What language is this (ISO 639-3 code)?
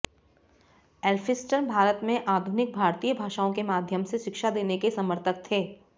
hin